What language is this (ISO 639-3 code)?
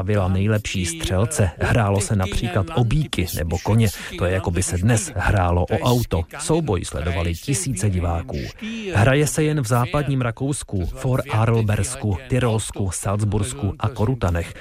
ces